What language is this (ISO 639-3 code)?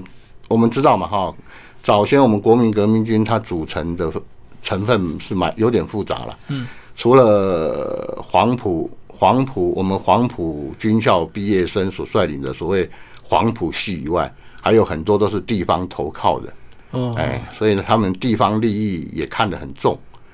zho